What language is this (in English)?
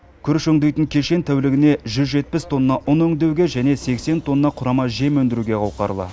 Kazakh